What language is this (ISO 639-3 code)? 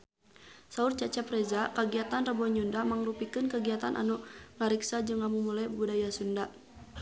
sun